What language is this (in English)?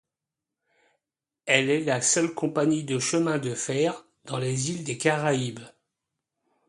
French